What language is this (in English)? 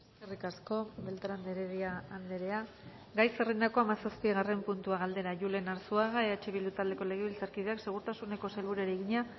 Basque